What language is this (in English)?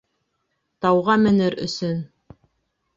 Bashkir